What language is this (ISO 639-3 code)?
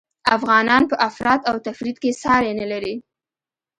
pus